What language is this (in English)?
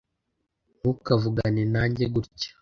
Kinyarwanda